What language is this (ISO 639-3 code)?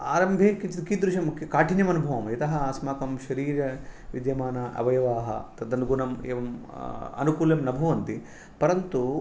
san